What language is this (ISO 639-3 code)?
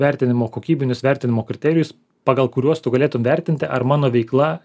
lit